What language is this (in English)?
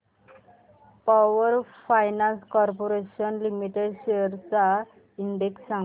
Marathi